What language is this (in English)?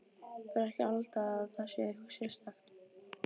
Icelandic